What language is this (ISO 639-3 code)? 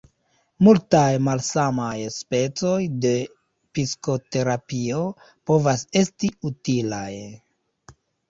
epo